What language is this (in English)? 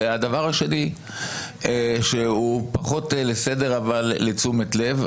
Hebrew